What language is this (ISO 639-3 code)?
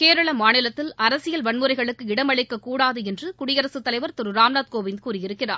tam